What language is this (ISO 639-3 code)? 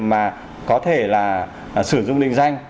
vie